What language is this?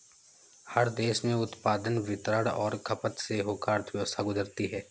Hindi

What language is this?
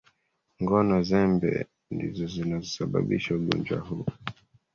Swahili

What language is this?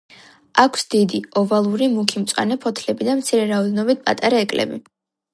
Georgian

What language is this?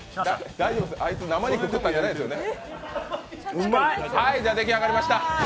Japanese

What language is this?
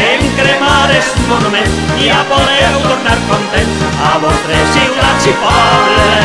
Italian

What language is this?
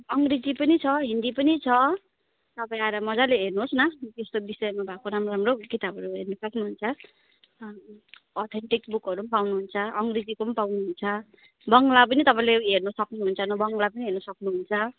Nepali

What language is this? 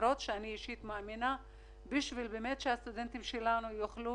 Hebrew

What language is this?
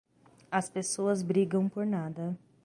Portuguese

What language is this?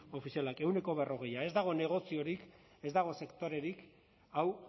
Basque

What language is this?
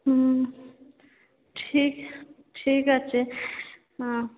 Bangla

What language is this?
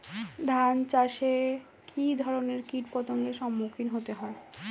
Bangla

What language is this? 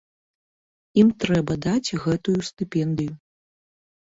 Belarusian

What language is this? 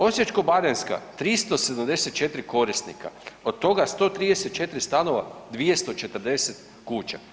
Croatian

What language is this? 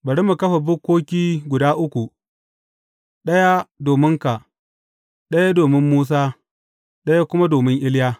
Hausa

